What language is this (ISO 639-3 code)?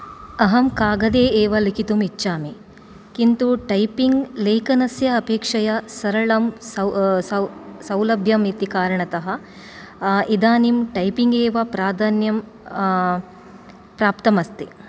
san